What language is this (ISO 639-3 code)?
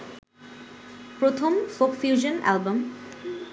ben